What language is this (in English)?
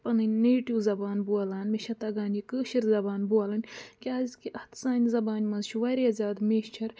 Kashmiri